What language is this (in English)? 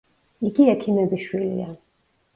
Georgian